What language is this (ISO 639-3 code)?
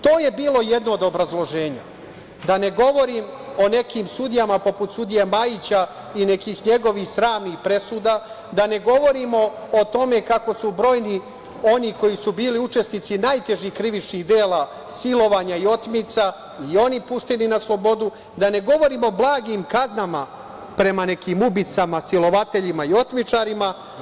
srp